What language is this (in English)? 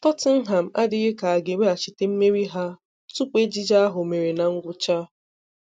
Igbo